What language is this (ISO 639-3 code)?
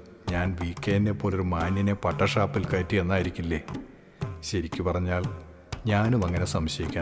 mal